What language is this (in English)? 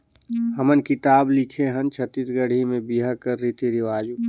Chhattisgarhi